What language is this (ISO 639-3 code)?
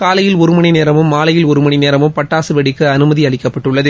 tam